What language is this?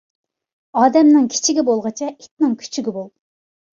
Uyghur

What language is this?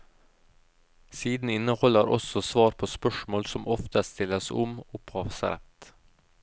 Norwegian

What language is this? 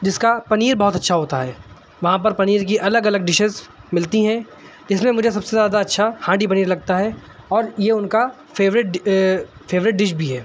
Urdu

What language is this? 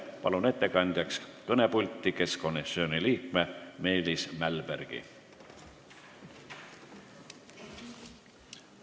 Estonian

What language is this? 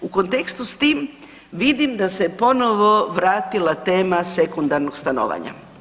Croatian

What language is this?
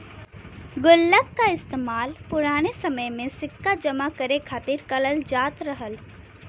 Bhojpuri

